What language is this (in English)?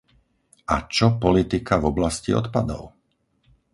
Slovak